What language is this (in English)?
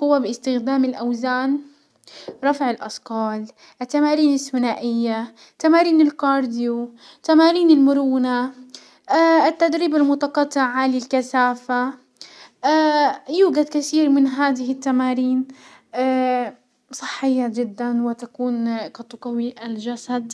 Hijazi Arabic